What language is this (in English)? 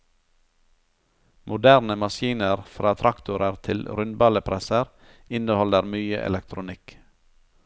Norwegian